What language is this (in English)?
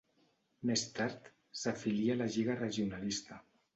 Catalan